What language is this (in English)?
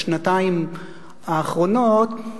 Hebrew